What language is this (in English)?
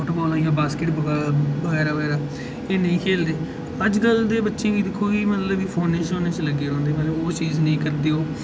Dogri